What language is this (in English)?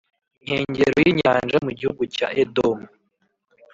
Kinyarwanda